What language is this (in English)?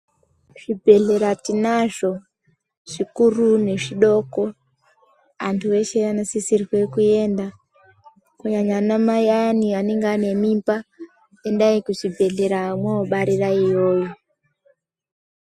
Ndau